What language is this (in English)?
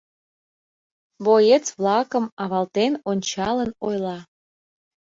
Mari